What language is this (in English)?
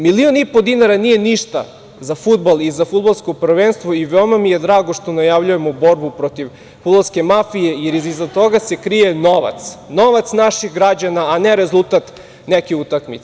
Serbian